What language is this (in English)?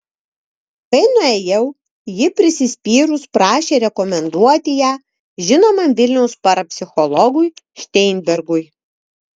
Lithuanian